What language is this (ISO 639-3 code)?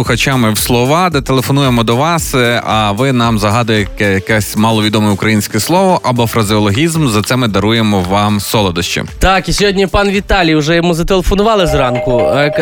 ukr